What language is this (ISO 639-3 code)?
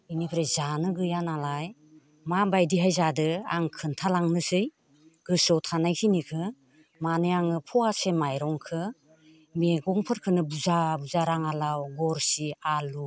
brx